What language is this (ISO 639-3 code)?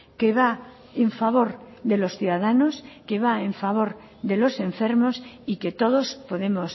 spa